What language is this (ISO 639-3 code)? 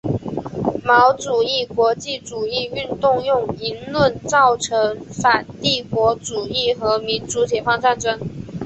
zho